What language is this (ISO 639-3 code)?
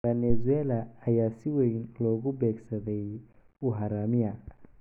som